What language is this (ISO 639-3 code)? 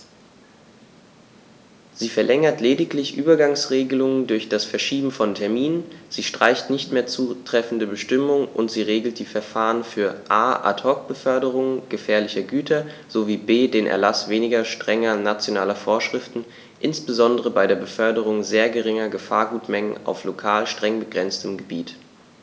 deu